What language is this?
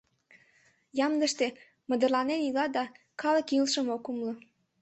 Mari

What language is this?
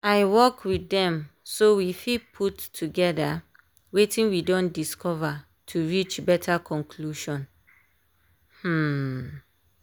Nigerian Pidgin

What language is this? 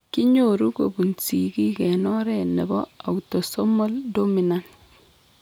Kalenjin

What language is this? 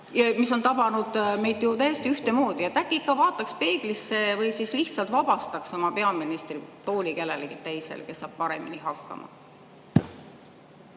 Estonian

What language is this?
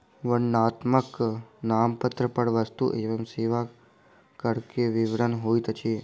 Maithili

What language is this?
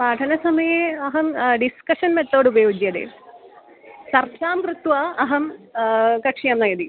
Sanskrit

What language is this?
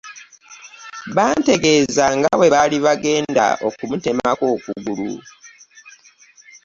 Ganda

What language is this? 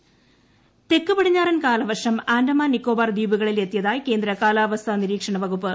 Malayalam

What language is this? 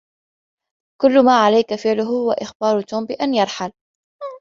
Arabic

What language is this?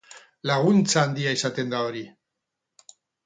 Basque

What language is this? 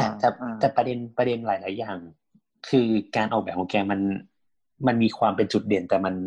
Thai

